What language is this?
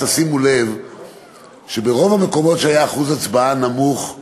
Hebrew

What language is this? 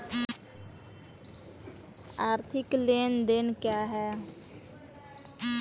Hindi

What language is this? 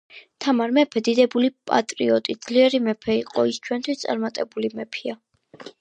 Georgian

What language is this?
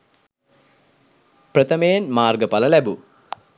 Sinhala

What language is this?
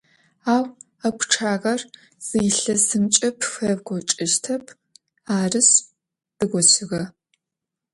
Adyghe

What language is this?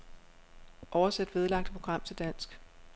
Danish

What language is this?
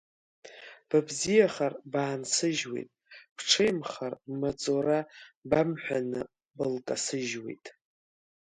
Abkhazian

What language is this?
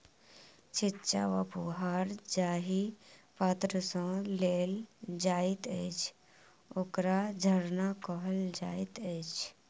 Maithili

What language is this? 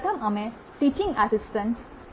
Gujarati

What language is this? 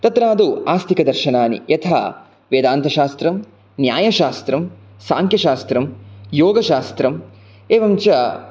Sanskrit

